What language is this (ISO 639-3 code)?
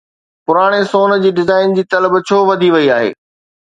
snd